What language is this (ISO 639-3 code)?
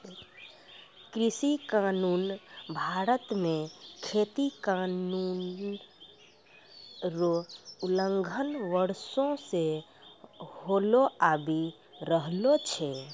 mai